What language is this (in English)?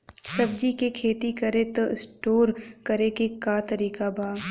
Bhojpuri